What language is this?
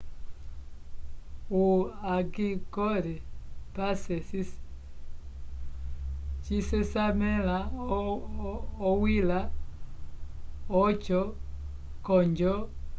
Umbundu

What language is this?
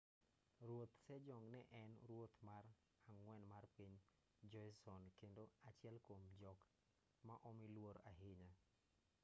Luo (Kenya and Tanzania)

